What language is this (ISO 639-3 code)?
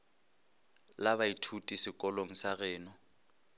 nso